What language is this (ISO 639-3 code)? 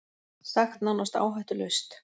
isl